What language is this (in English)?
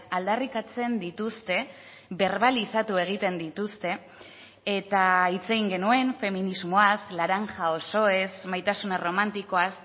Basque